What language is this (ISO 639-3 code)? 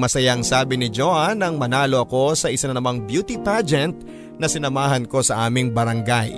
fil